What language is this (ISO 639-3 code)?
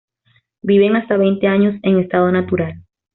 spa